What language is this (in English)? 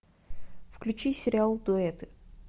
Russian